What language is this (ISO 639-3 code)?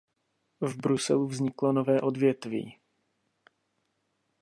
ces